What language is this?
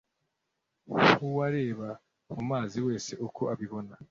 Kinyarwanda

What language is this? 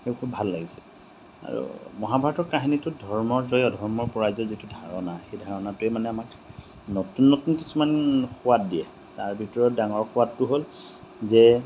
Assamese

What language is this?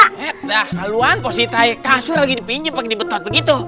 Indonesian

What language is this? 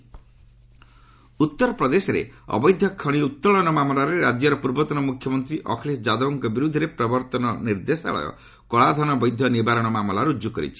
Odia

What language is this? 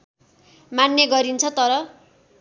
Nepali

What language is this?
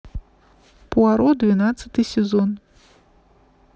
Russian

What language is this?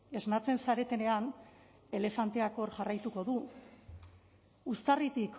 Basque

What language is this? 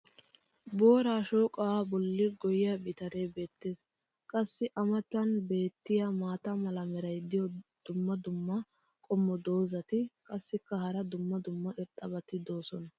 Wolaytta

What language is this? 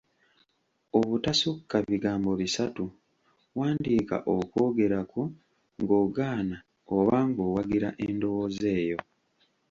Ganda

